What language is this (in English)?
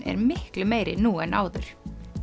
Icelandic